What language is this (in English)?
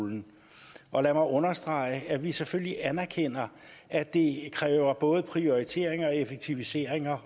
Danish